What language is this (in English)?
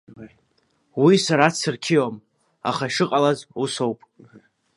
Abkhazian